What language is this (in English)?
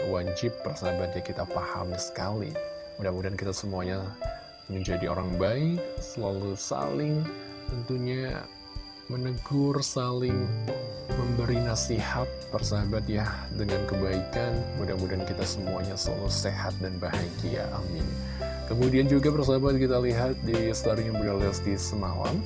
Indonesian